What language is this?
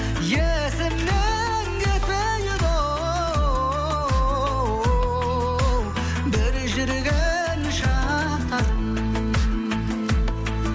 Kazakh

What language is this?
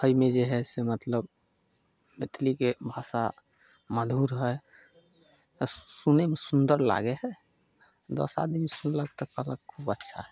Maithili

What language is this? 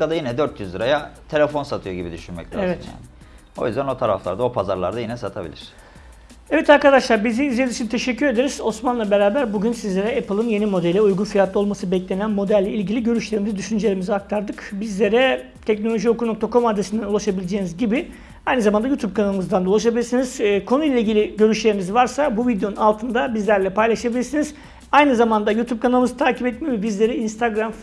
Turkish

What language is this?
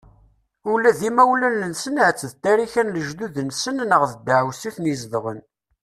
Kabyle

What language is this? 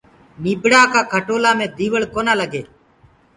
Gurgula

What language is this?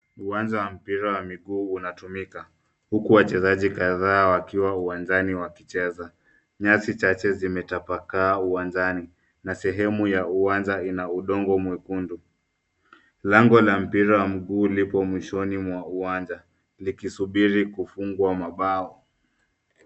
Swahili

